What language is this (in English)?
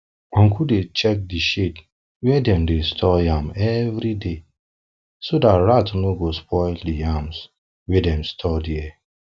Nigerian Pidgin